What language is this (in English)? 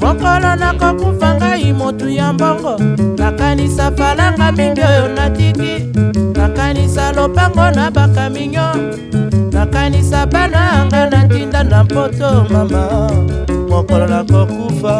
Portuguese